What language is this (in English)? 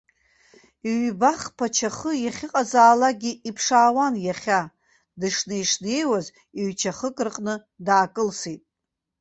Abkhazian